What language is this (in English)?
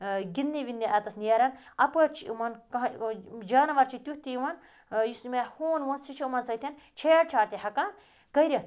Kashmiri